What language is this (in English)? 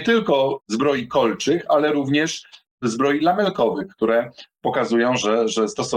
Polish